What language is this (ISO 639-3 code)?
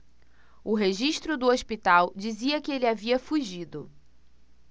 por